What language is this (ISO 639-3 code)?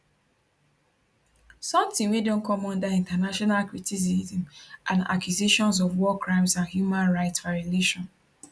pcm